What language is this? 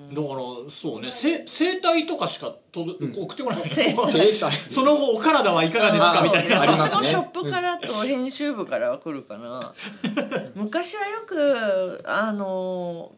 Japanese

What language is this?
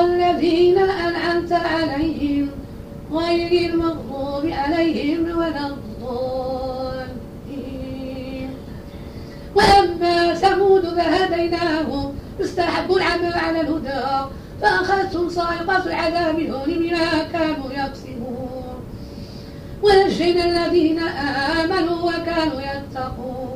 Arabic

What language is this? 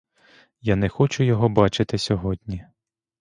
Ukrainian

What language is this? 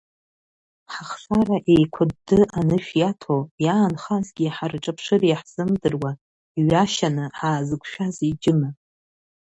Abkhazian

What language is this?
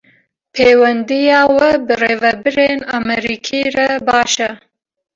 Kurdish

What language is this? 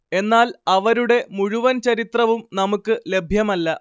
Malayalam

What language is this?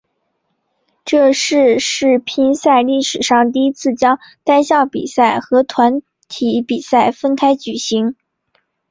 Chinese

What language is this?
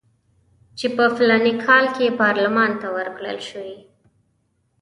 Pashto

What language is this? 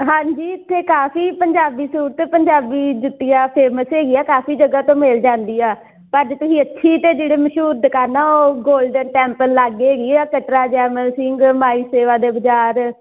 Punjabi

